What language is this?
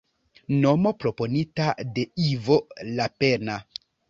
Esperanto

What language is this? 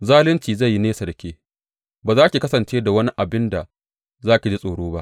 Hausa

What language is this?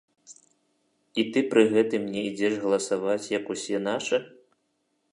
Belarusian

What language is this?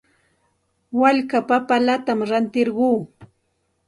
Santa Ana de Tusi Pasco Quechua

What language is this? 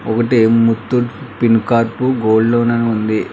Telugu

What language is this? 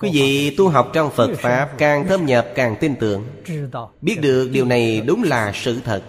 Vietnamese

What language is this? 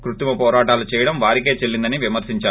Telugu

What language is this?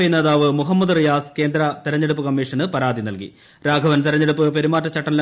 Malayalam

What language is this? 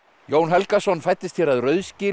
Icelandic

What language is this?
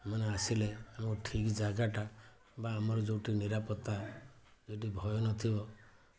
Odia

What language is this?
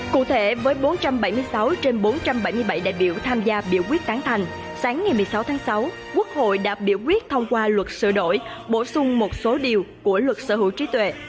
Vietnamese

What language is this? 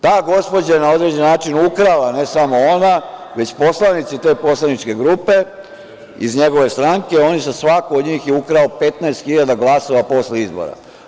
Serbian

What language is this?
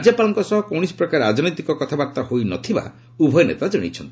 Odia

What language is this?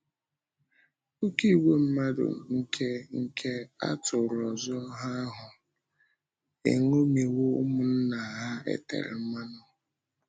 Igbo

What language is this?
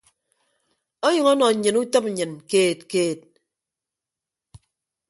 Ibibio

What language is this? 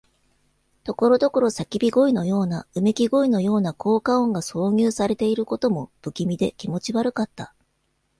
Japanese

